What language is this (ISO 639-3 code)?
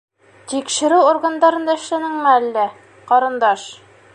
bak